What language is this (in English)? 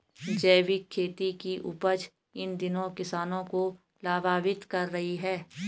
Hindi